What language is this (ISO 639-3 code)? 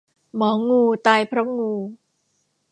tha